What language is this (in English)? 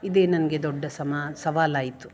Kannada